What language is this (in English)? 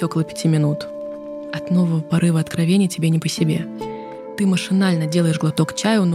Russian